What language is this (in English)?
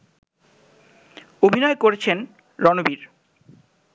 Bangla